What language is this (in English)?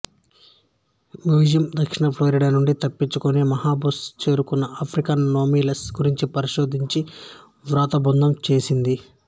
Telugu